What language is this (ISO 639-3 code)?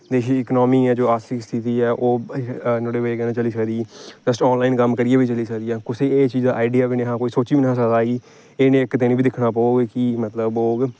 doi